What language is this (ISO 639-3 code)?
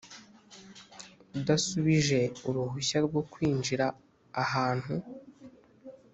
kin